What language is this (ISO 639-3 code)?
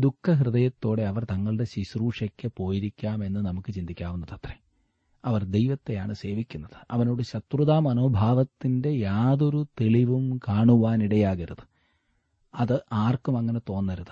mal